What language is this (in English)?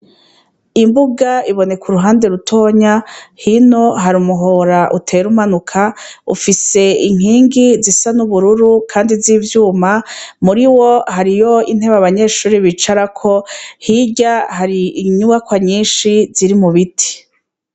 Rundi